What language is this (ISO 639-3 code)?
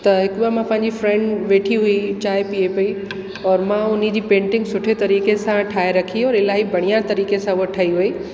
snd